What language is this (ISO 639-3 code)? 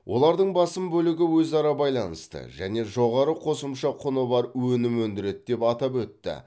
kaz